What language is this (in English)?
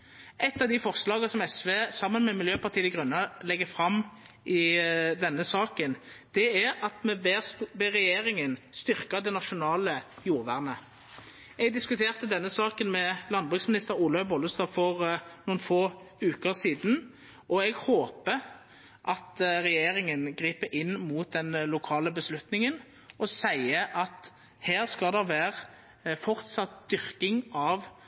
Norwegian Nynorsk